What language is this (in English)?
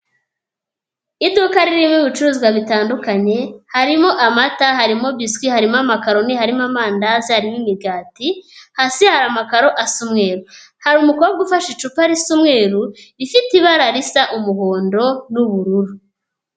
Kinyarwanda